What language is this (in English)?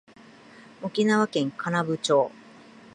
Japanese